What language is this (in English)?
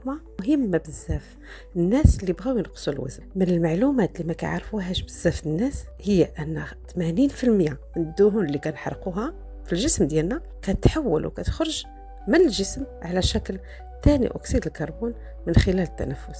Arabic